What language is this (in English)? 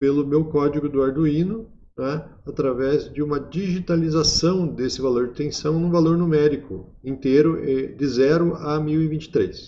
Portuguese